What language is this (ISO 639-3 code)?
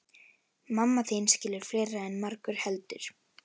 isl